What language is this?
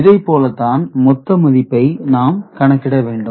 Tamil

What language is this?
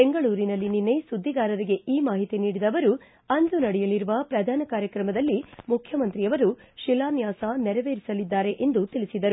Kannada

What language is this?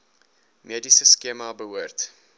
Afrikaans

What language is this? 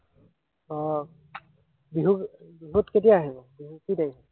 Assamese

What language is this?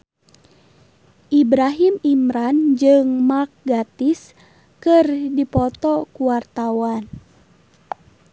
Sundanese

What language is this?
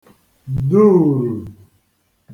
Igbo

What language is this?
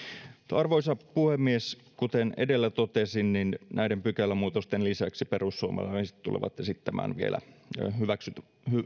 Finnish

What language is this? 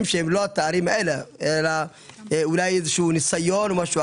Hebrew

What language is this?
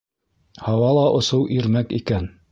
Bashkir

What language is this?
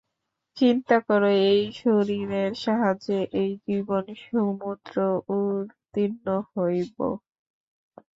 Bangla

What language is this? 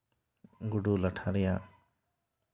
Santali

